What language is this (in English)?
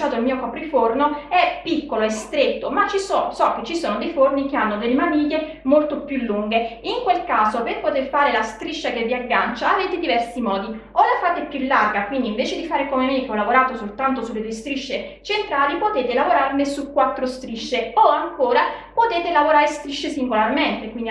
Italian